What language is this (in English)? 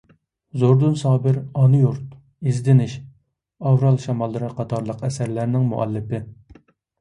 Uyghur